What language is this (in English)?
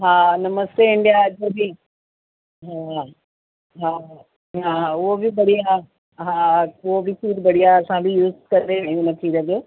Sindhi